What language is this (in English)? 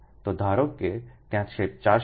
Gujarati